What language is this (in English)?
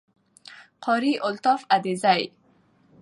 Pashto